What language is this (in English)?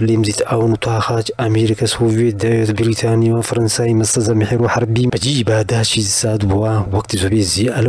Arabic